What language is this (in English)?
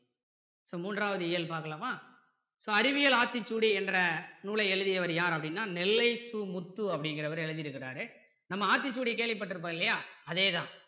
Tamil